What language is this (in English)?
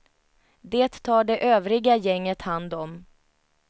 Swedish